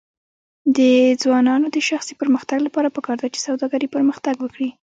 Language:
Pashto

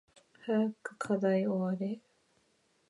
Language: Japanese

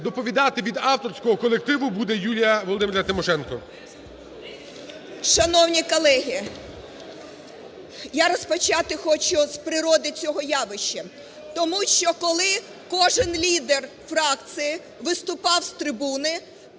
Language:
Ukrainian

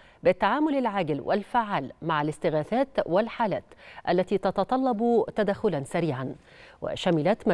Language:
Arabic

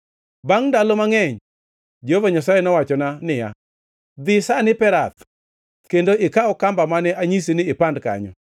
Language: Luo (Kenya and Tanzania)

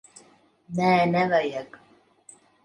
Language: Latvian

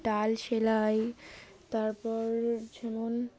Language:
Bangla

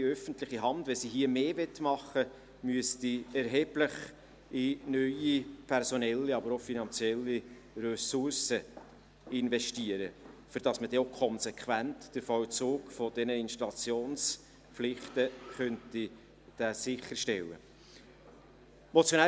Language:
Swiss German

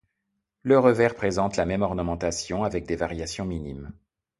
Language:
French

